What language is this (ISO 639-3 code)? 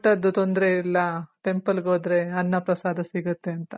kan